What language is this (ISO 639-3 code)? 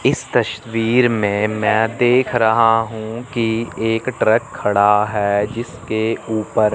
hin